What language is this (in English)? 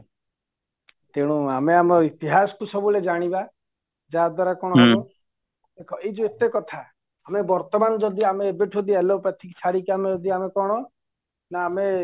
Odia